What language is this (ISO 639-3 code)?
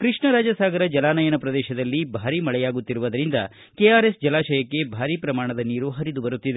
kan